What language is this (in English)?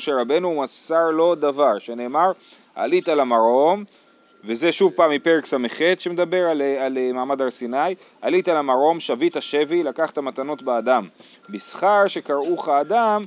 Hebrew